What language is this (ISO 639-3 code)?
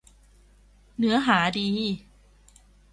tha